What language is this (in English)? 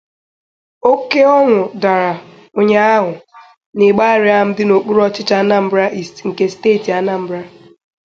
Igbo